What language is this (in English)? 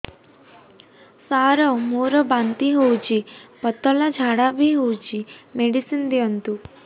Odia